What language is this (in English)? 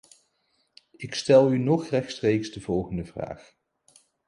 Dutch